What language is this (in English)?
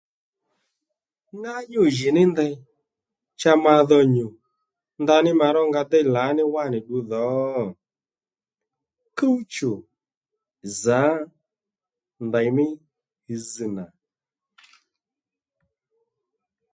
Lendu